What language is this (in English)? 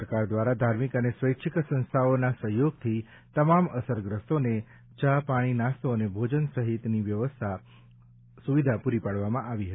Gujarati